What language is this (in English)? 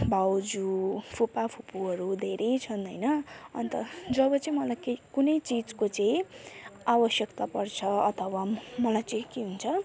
Nepali